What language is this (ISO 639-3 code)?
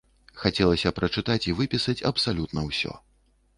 bel